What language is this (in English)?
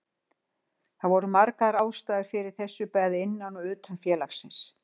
Icelandic